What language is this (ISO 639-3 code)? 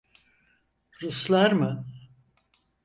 tur